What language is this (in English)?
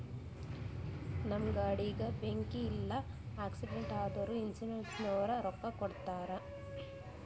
Kannada